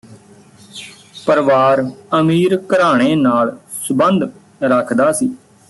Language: Punjabi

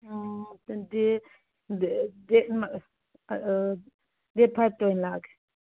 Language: Manipuri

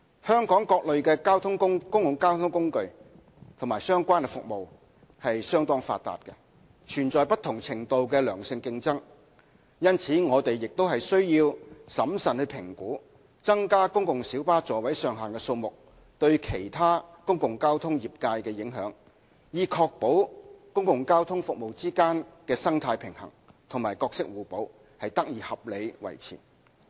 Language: Cantonese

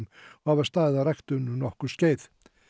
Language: Icelandic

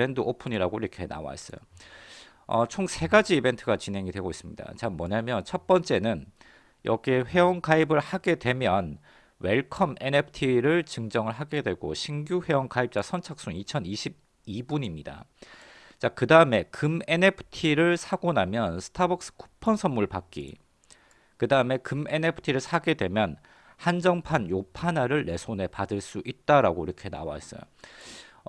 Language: Korean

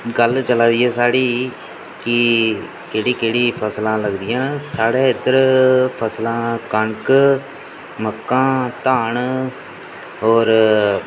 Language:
Dogri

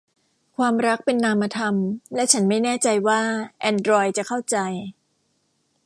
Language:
Thai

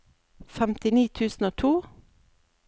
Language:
Norwegian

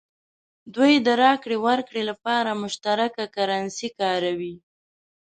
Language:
Pashto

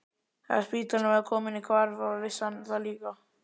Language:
Icelandic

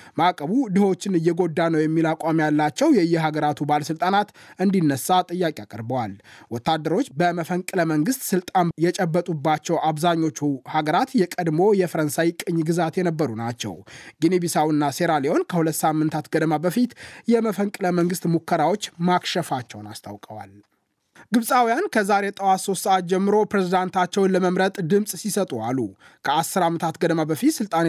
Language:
Amharic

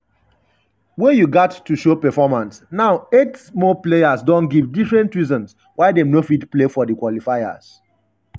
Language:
Nigerian Pidgin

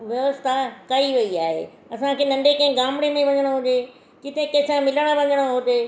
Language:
Sindhi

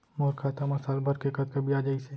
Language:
Chhattisgarhi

